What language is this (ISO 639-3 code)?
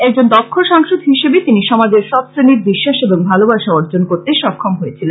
ben